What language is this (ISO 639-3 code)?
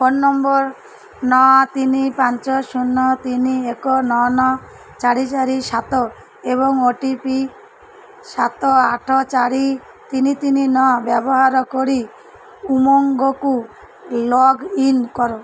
ori